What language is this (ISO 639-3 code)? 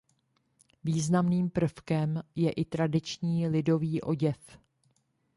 ces